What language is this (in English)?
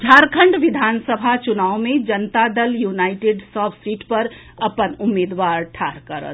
Maithili